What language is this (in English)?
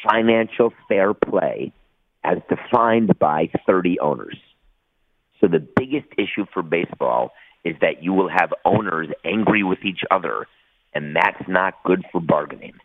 English